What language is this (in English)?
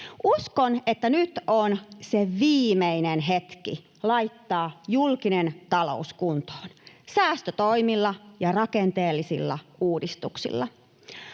Finnish